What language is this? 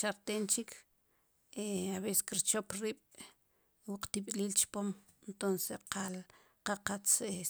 Sipacapense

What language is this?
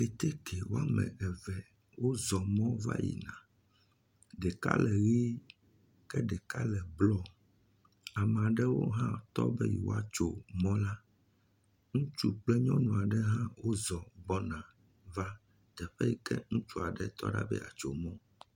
Ewe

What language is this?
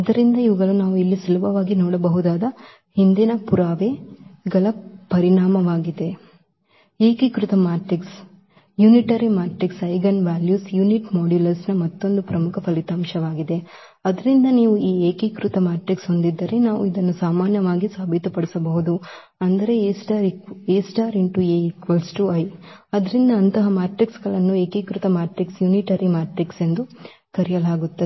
Kannada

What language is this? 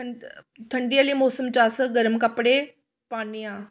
Dogri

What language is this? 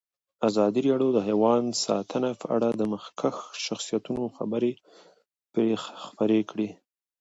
Pashto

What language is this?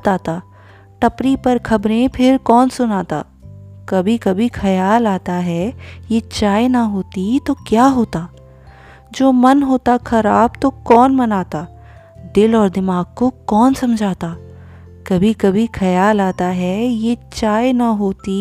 Hindi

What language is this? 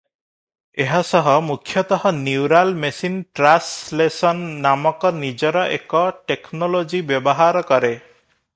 Odia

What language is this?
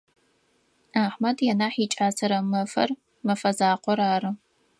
Adyghe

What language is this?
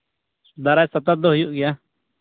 Santali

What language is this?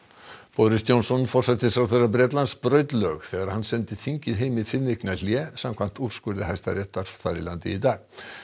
Icelandic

